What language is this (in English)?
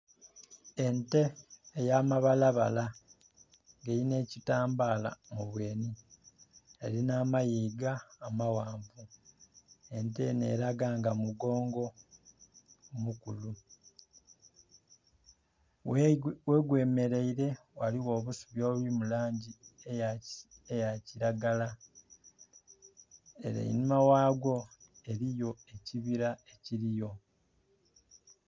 Soga